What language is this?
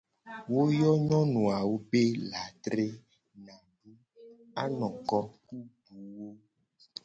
Gen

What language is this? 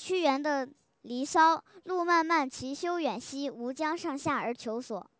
Chinese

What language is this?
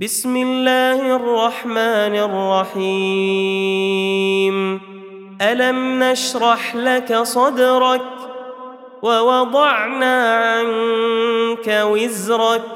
Arabic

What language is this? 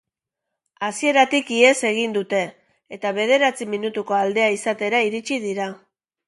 Basque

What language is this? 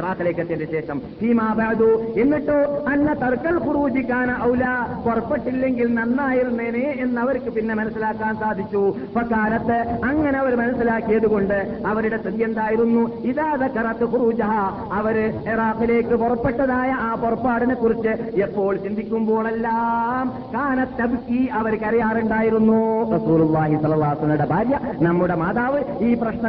Malayalam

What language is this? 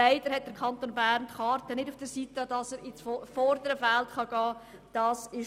Swiss German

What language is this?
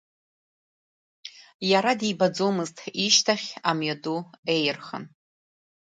Abkhazian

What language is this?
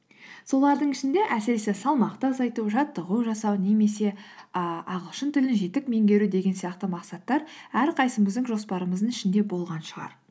Kazakh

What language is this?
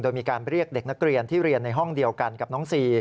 Thai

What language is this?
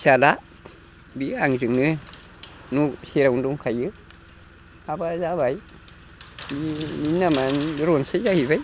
Bodo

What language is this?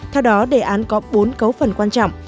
Vietnamese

